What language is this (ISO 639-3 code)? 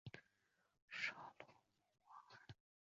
zho